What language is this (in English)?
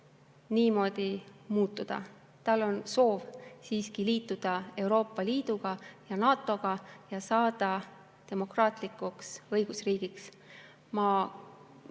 Estonian